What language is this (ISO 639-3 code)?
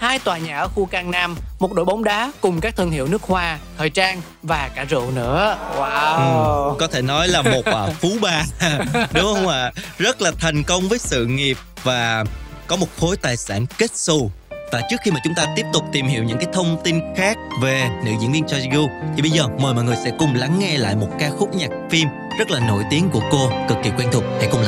vie